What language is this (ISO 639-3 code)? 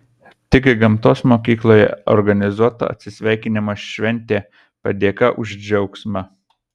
lit